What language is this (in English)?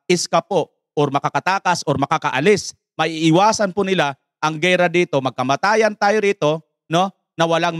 Filipino